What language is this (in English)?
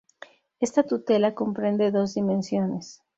Spanish